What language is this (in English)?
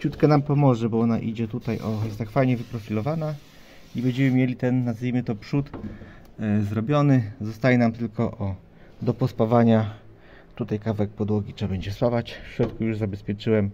Polish